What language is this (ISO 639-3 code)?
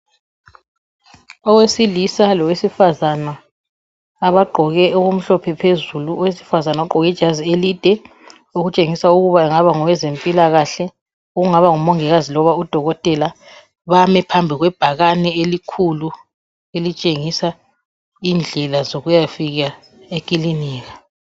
nde